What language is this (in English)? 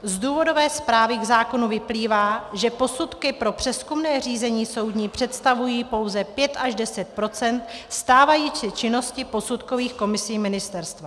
Czech